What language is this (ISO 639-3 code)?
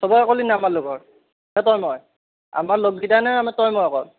asm